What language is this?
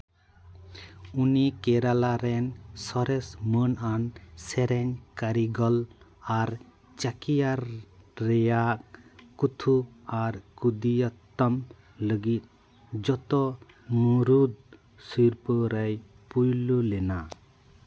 Santali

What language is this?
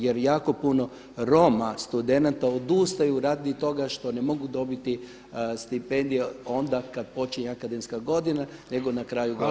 Croatian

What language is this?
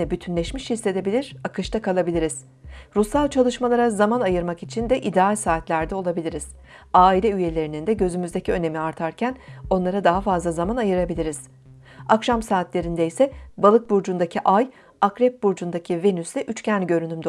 Turkish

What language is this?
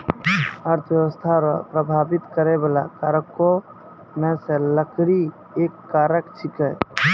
Maithili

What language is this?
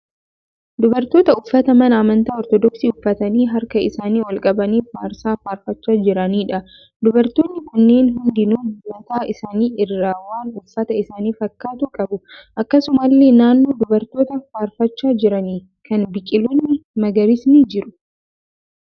Oromo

